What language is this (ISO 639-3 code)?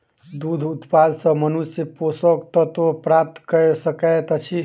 mai